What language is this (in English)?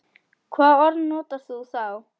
Icelandic